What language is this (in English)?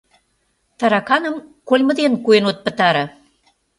Mari